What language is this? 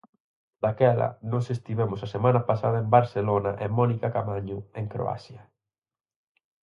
Galician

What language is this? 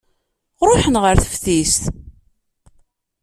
Kabyle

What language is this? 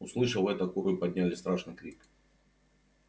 Russian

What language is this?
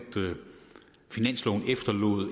Danish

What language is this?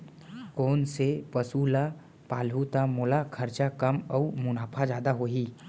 Chhattisgarhi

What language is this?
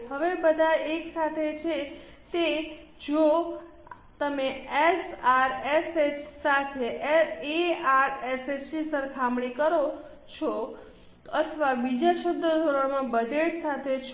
Gujarati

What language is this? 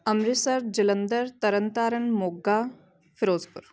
Punjabi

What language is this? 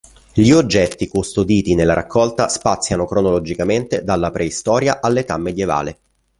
Italian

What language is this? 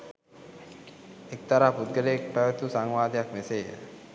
Sinhala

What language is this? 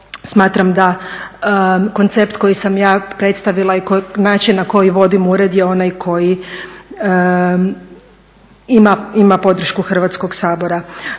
Croatian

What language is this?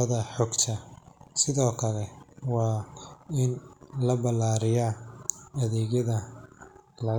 Somali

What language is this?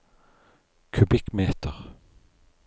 Norwegian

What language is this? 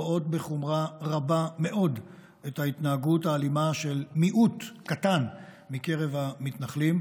Hebrew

